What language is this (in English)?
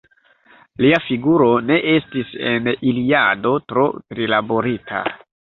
Esperanto